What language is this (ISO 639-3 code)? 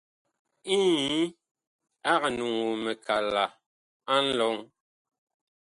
bkh